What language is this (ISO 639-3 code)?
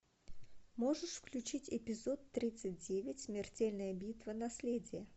rus